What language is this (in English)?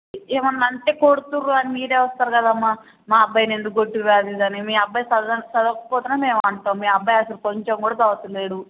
Telugu